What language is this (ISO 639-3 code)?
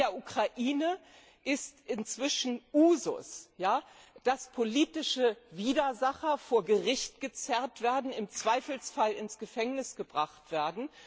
deu